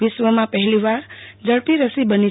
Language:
Gujarati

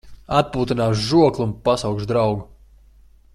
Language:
Latvian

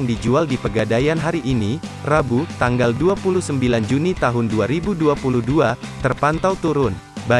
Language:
Indonesian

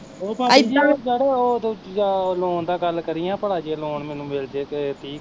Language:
Punjabi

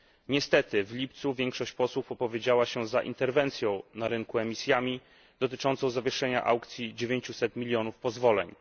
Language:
Polish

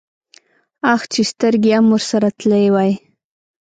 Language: Pashto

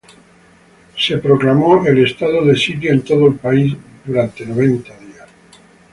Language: Spanish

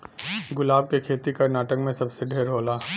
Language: Bhojpuri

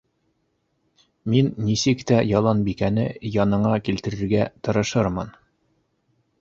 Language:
Bashkir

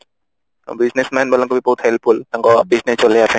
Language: Odia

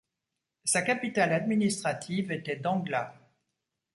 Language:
French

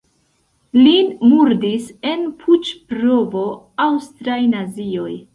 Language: Esperanto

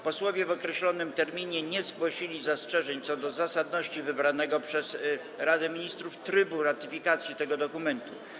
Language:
Polish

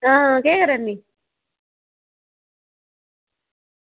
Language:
Dogri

